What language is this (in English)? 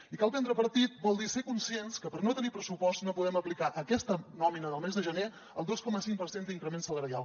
Catalan